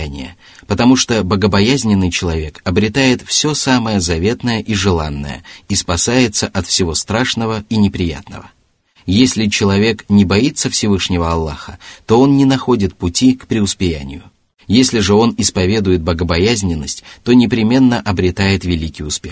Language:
Russian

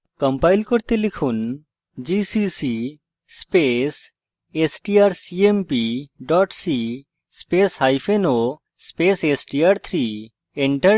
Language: Bangla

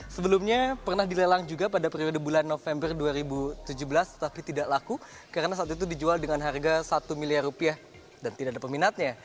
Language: Indonesian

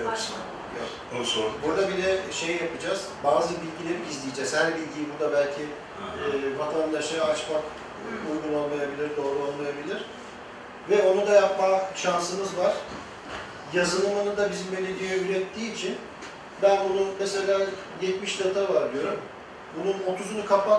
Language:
Turkish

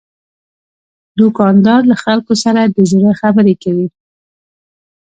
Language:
Pashto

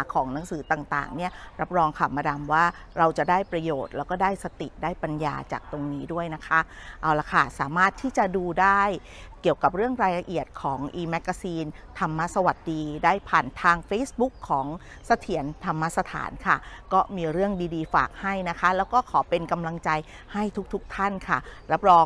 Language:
Thai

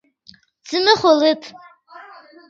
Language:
Yidgha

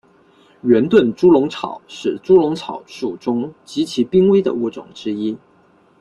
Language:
Chinese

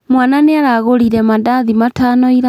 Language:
Kikuyu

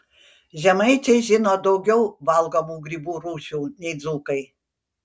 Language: Lithuanian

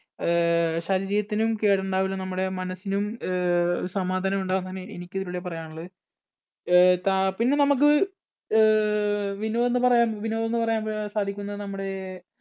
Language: Malayalam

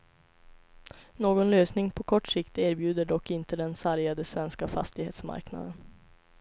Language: Swedish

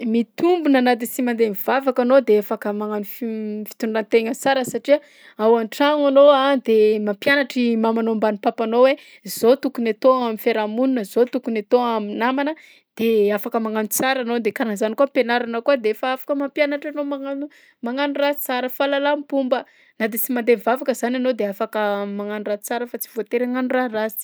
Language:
Southern Betsimisaraka Malagasy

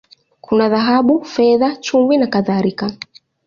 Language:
Swahili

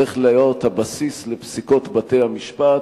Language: Hebrew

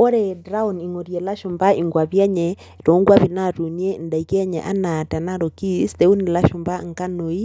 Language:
Masai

